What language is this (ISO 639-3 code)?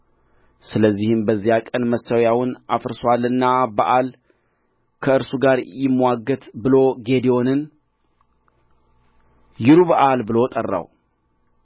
amh